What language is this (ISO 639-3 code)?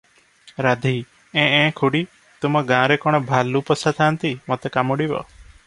ori